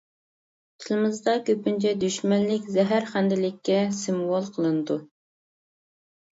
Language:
Uyghur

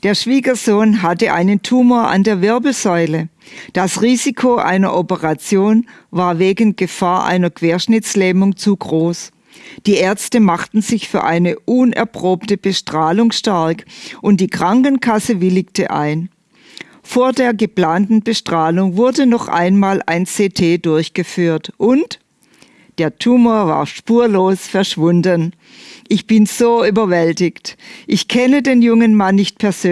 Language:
German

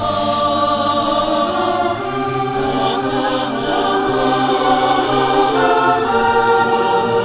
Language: Vietnamese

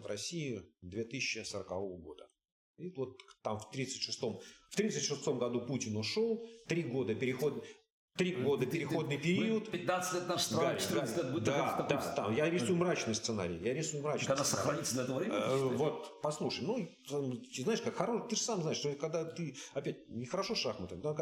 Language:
Russian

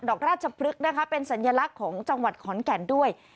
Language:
Thai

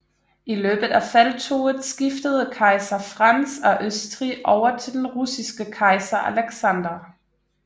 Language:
Danish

